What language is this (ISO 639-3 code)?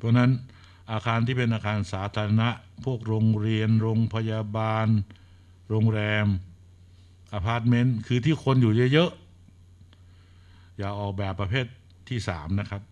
tha